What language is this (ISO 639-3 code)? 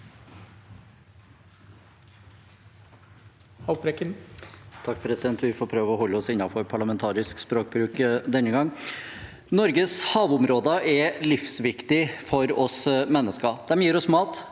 nor